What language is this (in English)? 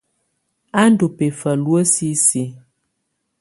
Tunen